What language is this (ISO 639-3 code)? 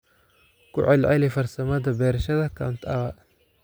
som